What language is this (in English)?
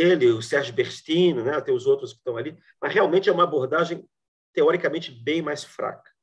Portuguese